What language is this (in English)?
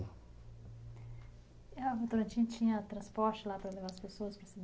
Portuguese